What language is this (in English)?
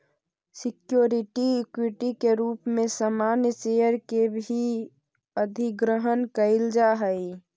Magahi